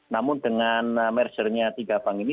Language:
Indonesian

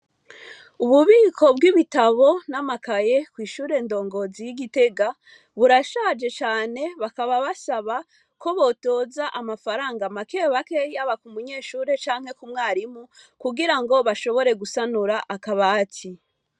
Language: Rundi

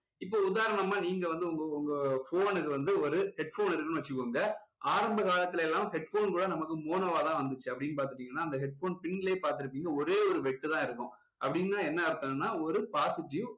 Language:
Tamil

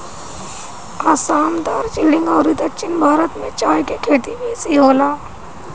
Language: Bhojpuri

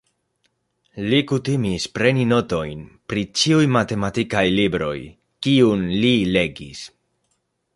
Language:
Esperanto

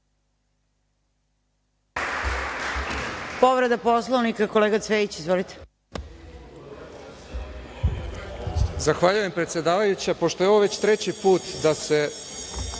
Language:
Serbian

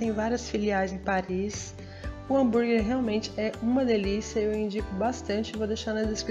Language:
Portuguese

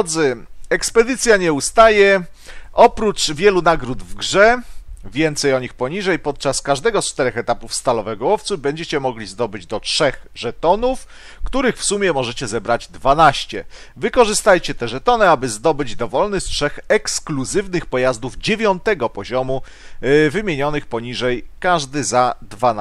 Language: Polish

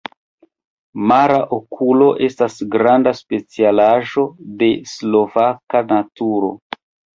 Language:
Esperanto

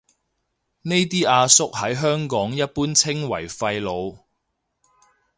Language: Cantonese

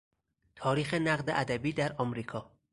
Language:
Persian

